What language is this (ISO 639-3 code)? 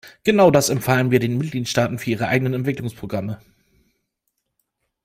deu